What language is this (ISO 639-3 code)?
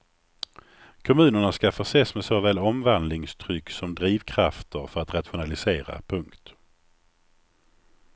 swe